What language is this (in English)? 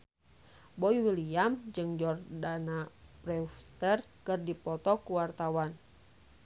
Sundanese